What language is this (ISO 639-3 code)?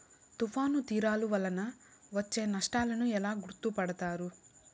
tel